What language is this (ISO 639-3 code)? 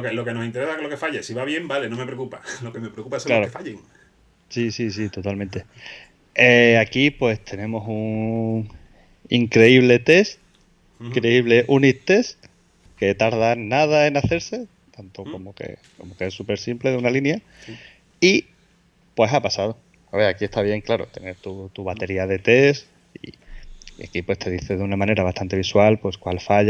spa